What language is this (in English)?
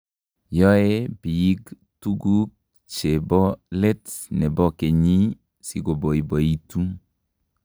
Kalenjin